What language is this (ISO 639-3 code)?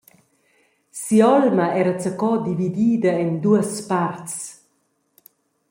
roh